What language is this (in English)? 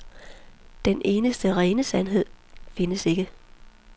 Danish